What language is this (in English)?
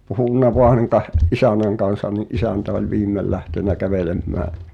Finnish